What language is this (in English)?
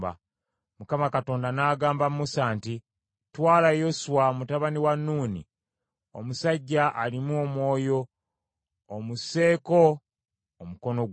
Ganda